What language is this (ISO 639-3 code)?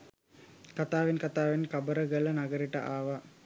sin